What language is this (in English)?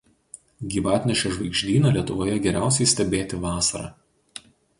Lithuanian